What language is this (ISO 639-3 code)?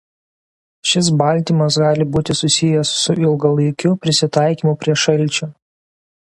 lit